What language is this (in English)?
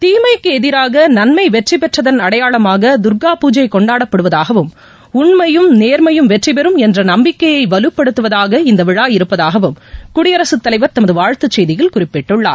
Tamil